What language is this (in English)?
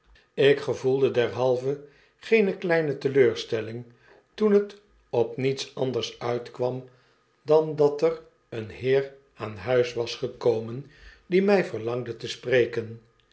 Dutch